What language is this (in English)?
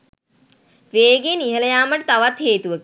Sinhala